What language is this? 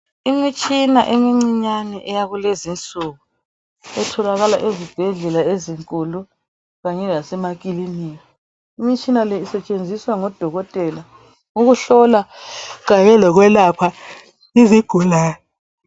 North Ndebele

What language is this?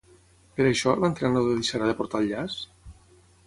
Catalan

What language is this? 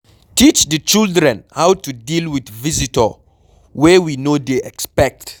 Nigerian Pidgin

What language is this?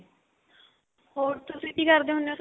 Punjabi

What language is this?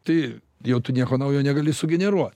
Lithuanian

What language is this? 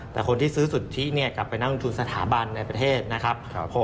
Thai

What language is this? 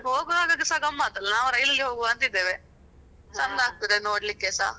Kannada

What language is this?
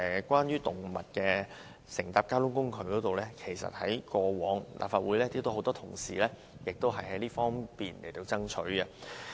Cantonese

